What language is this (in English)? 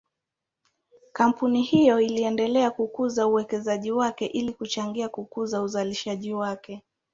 Swahili